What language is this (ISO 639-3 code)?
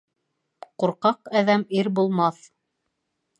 bak